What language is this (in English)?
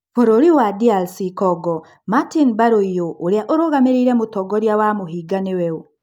Kikuyu